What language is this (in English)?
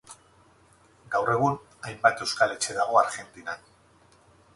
Basque